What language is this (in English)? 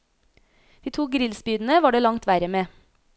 Norwegian